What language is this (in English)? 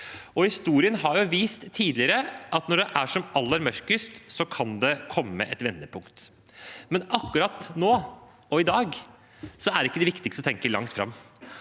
Norwegian